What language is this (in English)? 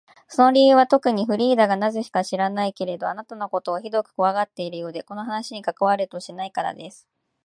Japanese